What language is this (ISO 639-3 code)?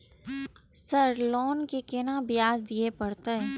mai